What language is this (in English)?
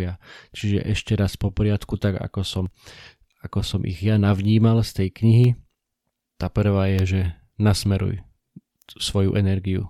Slovak